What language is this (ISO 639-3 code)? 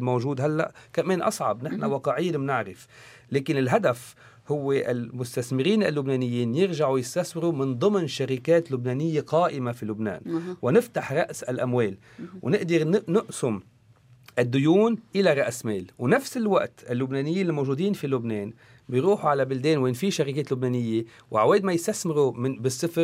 ara